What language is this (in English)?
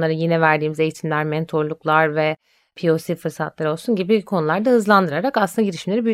Turkish